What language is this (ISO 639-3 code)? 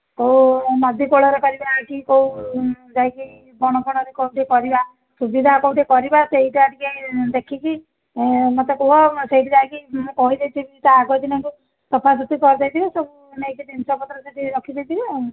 ori